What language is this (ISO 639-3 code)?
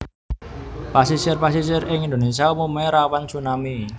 jav